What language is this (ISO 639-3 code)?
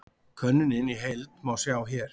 isl